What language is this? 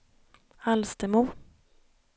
Swedish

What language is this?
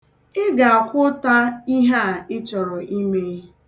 Igbo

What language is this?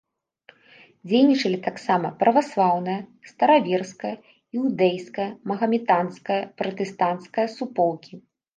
Belarusian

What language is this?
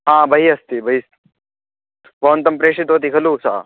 Sanskrit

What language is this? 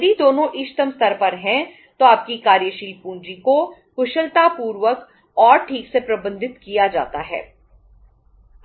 Hindi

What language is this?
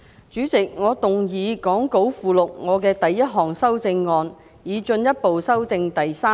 Cantonese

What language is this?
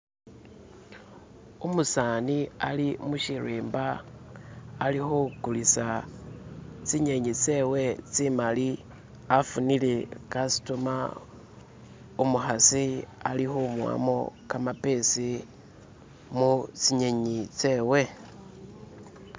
Masaaba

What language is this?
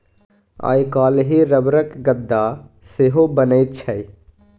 Maithili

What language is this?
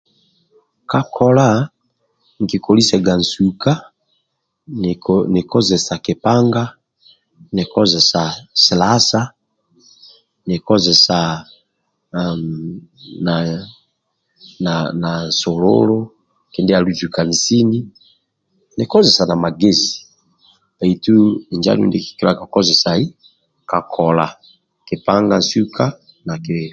Amba (Uganda)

